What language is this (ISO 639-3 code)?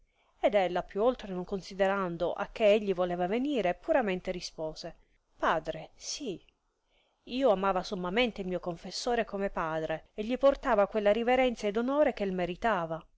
ita